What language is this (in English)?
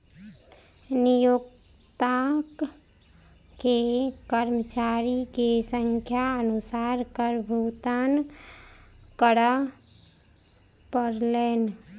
Maithili